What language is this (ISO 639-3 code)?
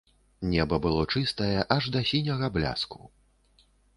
bel